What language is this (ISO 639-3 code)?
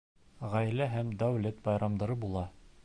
bak